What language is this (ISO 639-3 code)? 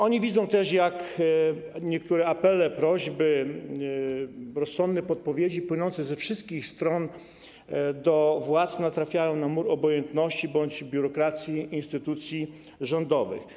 pol